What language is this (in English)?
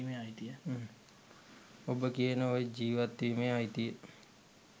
Sinhala